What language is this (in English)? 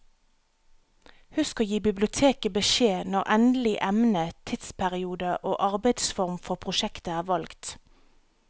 Norwegian